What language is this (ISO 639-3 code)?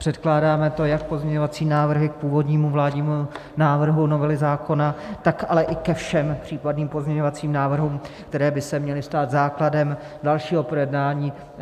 ces